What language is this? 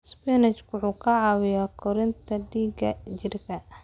Somali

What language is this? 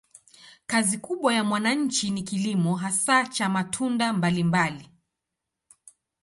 Swahili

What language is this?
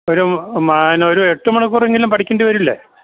Malayalam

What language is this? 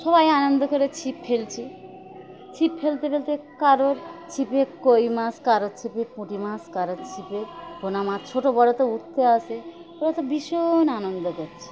Bangla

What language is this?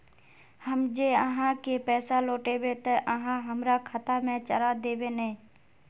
Magahi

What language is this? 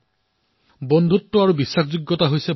Assamese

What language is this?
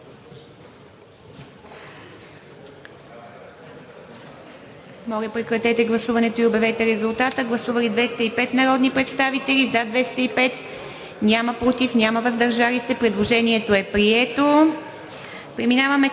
Bulgarian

